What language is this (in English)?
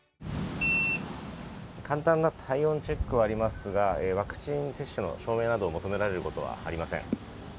Japanese